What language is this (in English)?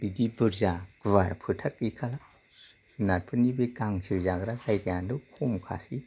Bodo